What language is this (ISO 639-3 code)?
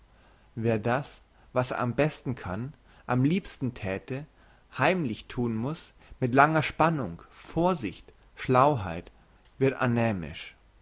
deu